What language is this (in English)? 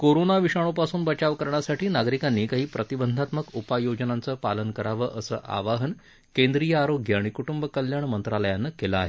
Marathi